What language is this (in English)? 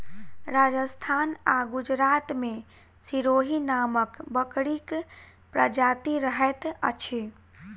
Maithili